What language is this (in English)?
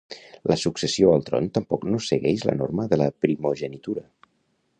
Catalan